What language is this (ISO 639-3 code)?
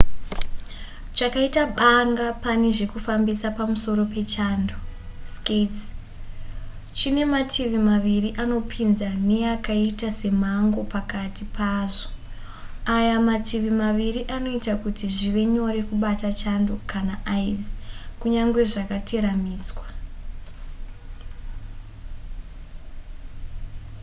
sna